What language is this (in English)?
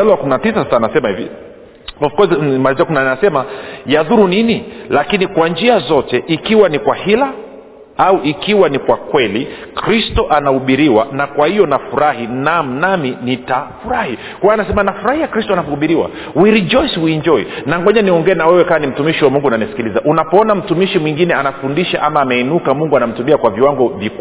Swahili